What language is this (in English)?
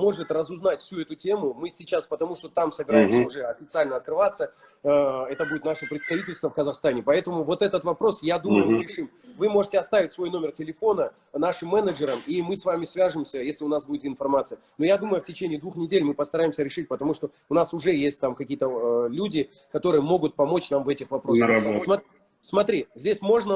Russian